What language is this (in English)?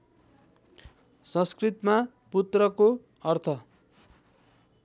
Nepali